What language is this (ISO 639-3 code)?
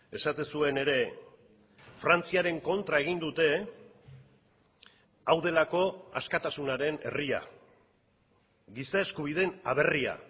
eus